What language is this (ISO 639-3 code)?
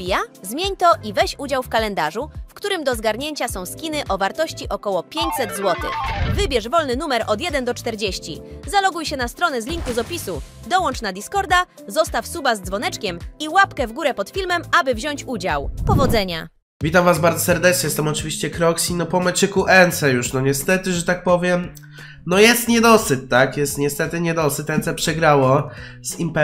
pol